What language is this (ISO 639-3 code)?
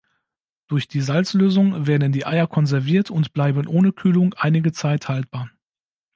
deu